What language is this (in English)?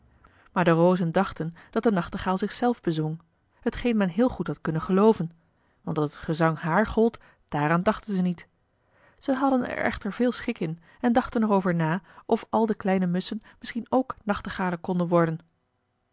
Dutch